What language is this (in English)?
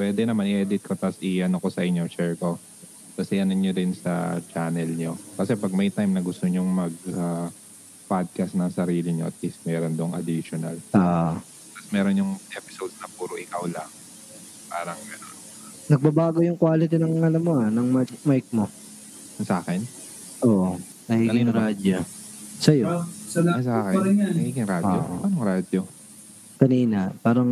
Filipino